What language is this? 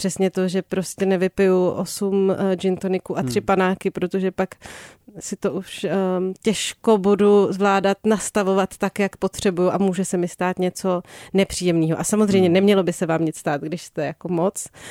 Czech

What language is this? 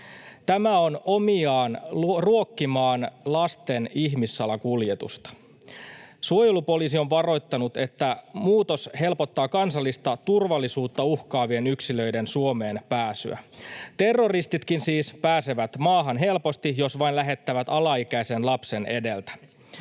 Finnish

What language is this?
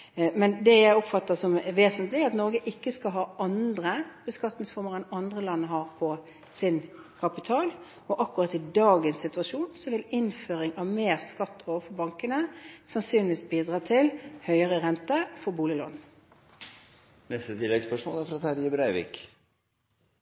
Norwegian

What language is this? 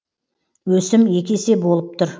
Kazakh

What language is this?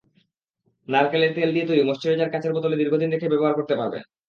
Bangla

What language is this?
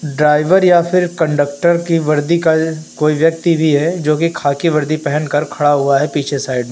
Hindi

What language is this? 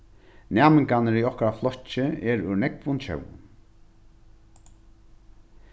Faroese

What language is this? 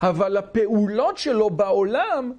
Hebrew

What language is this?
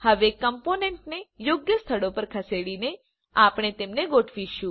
Gujarati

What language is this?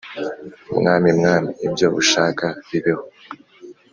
Kinyarwanda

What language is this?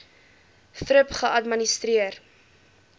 Afrikaans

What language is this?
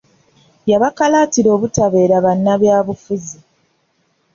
Ganda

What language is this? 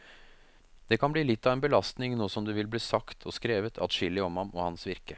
Norwegian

